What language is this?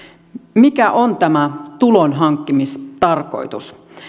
Finnish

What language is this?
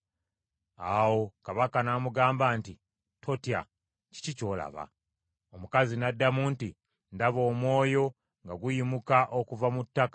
Ganda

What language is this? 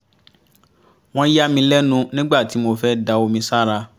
Yoruba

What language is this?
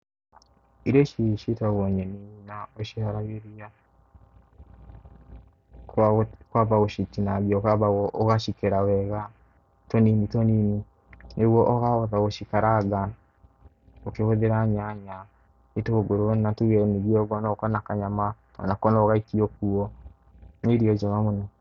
Kikuyu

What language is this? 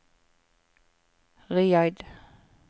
Norwegian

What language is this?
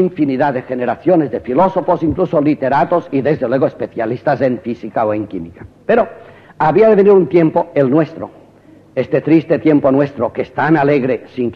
Spanish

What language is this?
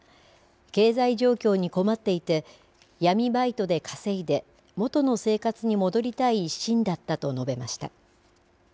Japanese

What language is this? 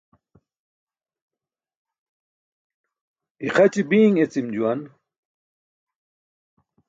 Burushaski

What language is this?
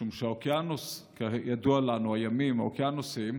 Hebrew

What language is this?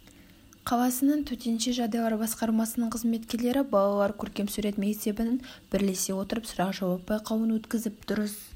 Kazakh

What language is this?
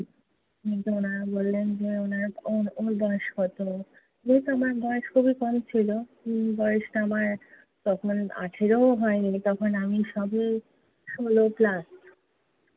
Bangla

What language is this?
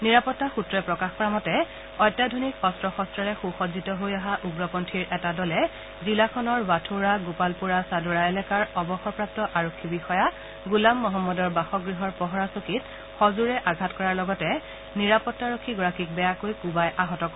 Assamese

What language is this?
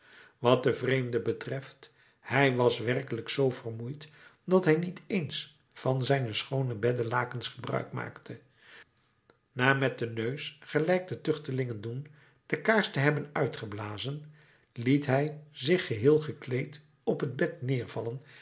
Dutch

